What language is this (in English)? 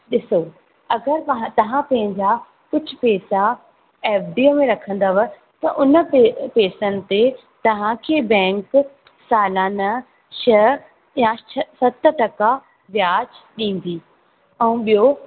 Sindhi